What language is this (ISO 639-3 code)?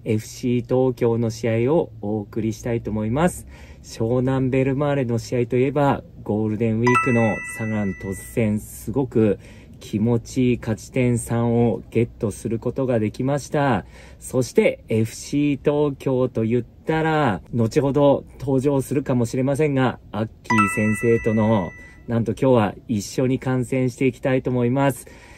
jpn